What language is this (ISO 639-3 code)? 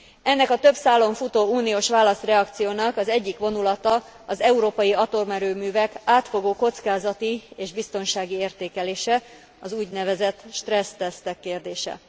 hun